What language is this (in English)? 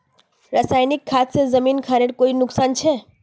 Magahi